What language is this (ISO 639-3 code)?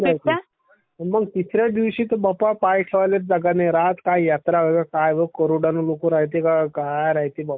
mar